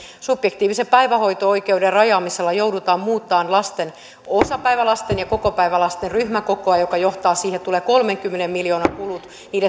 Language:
Finnish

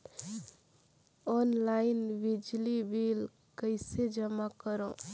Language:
Chhattisgarhi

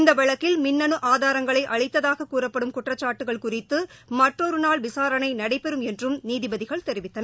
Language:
Tamil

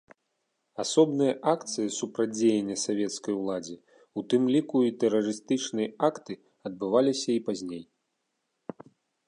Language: Belarusian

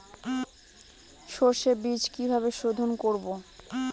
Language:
Bangla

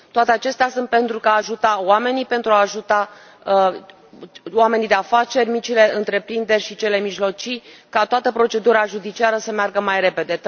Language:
Romanian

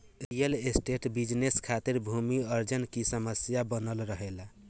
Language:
Bhojpuri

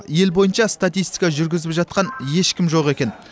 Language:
Kazakh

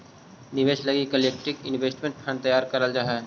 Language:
Magahi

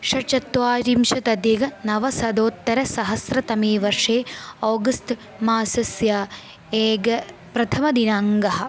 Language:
Sanskrit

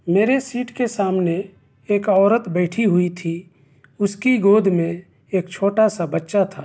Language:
Urdu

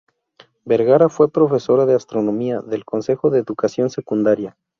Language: Spanish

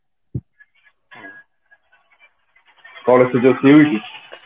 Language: Odia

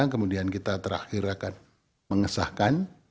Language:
Indonesian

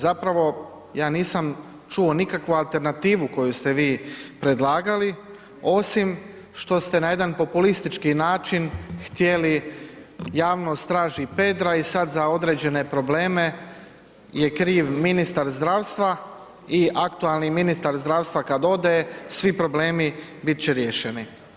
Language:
Croatian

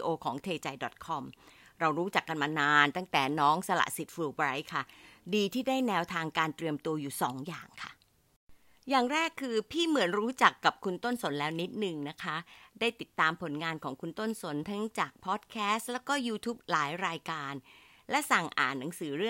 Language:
Thai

